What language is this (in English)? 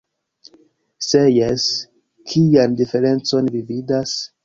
Esperanto